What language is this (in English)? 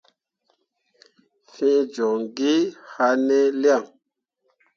Mundang